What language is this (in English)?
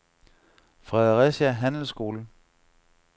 Danish